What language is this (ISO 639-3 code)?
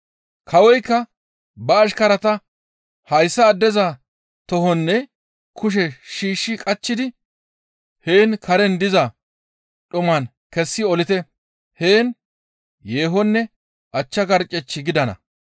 gmv